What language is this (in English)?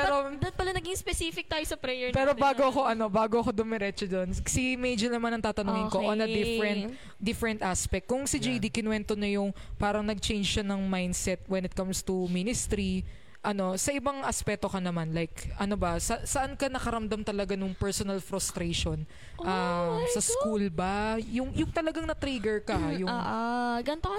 Filipino